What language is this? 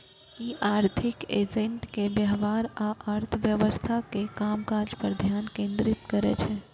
Maithili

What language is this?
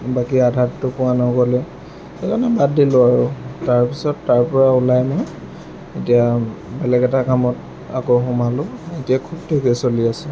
Assamese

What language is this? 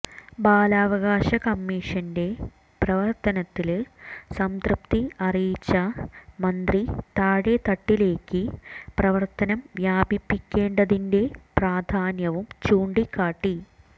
Malayalam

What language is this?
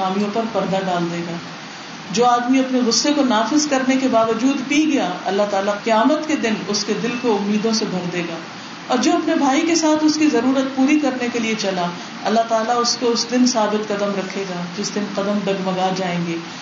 Urdu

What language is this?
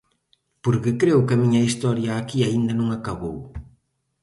Galician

